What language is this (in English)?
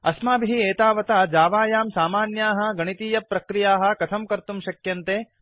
Sanskrit